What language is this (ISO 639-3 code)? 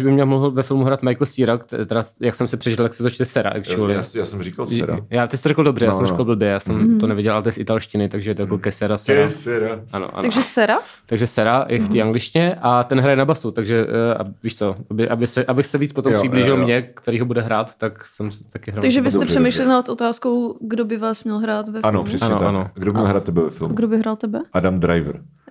ces